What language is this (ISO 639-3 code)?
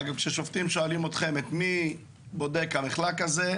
heb